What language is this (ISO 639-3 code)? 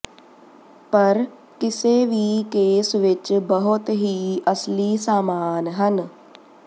pan